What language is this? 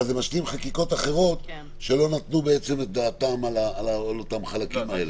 Hebrew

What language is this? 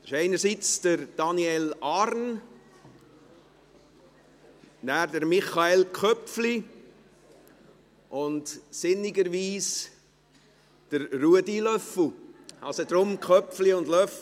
Swiss German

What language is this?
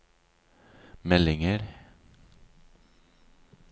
Norwegian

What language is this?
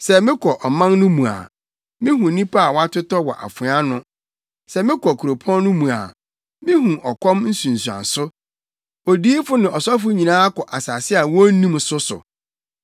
Akan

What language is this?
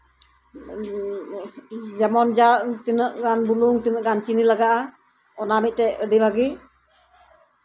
Santali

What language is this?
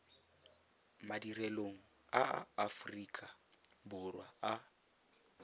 Tswana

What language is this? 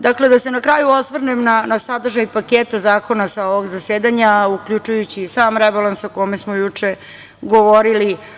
Serbian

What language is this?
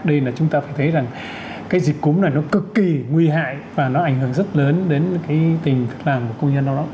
Vietnamese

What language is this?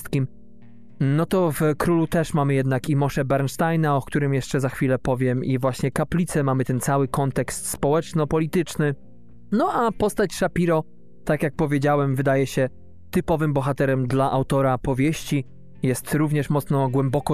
Polish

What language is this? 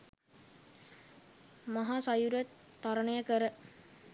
Sinhala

